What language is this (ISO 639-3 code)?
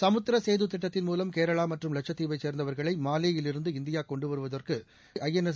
tam